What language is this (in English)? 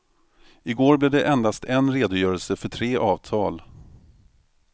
Swedish